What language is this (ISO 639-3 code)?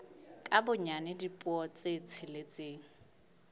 sot